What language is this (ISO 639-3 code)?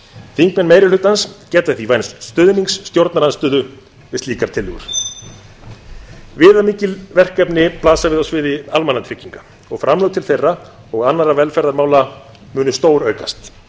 isl